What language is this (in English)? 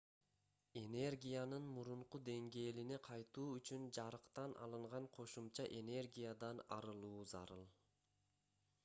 Kyrgyz